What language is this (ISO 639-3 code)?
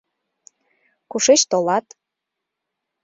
chm